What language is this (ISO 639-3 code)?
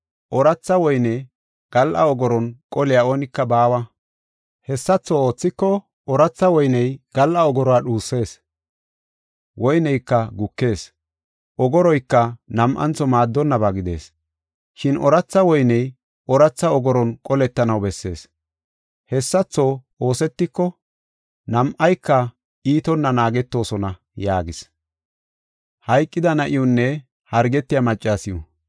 gof